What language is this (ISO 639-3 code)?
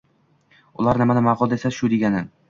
uzb